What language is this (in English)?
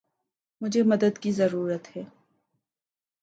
Urdu